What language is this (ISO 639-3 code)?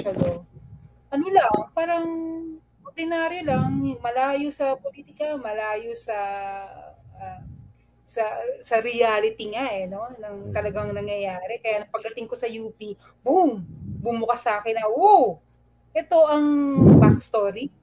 fil